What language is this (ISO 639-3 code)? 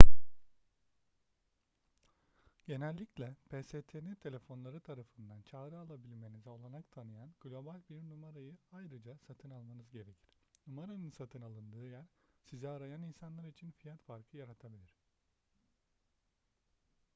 tur